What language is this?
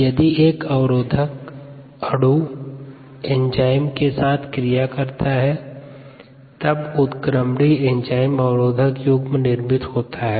Hindi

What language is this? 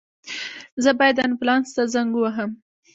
Pashto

